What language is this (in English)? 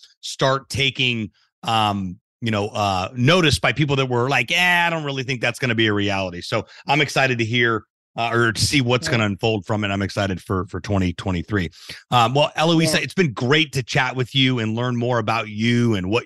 English